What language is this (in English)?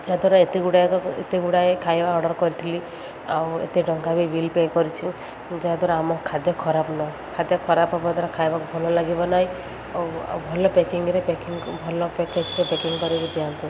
Odia